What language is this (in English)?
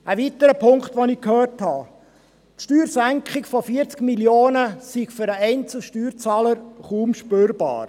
Swiss German